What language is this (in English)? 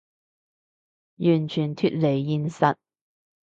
Cantonese